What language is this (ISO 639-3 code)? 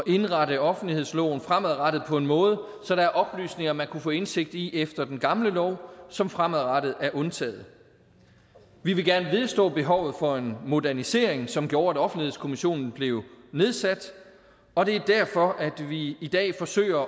dan